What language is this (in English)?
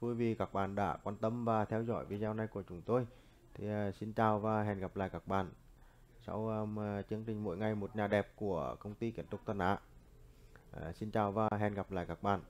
Vietnamese